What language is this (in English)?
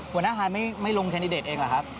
Thai